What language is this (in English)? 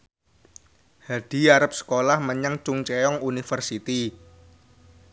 Javanese